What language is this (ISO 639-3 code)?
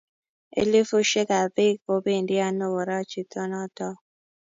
kln